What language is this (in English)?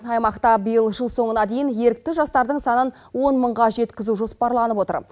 Kazakh